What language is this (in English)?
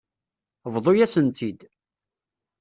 Kabyle